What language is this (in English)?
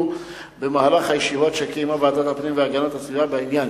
Hebrew